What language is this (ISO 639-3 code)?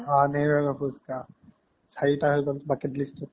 asm